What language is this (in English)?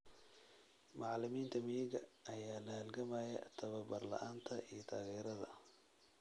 Somali